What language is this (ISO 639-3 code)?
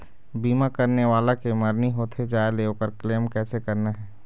hne